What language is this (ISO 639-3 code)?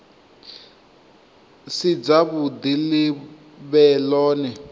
ven